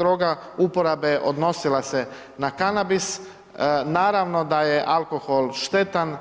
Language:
Croatian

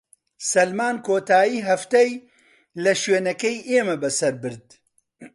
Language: Central Kurdish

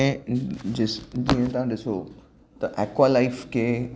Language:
Sindhi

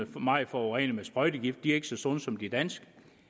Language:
Danish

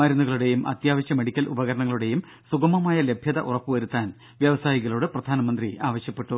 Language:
Malayalam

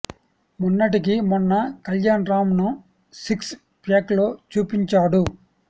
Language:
Telugu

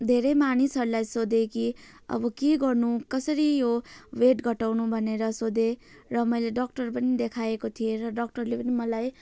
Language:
Nepali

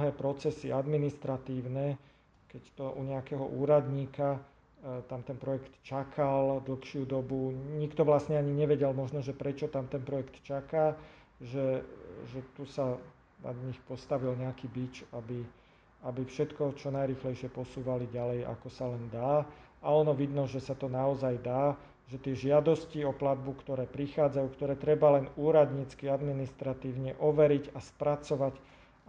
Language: Slovak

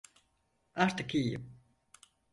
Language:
Turkish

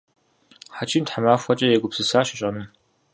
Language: Kabardian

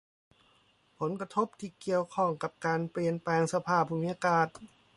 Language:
Thai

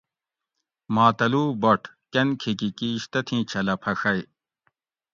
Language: Gawri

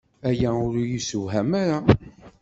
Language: Kabyle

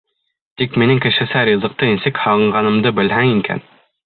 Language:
Bashkir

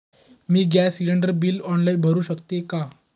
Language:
Marathi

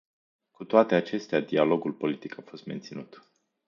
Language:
Romanian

